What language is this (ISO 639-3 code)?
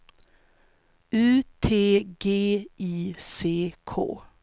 swe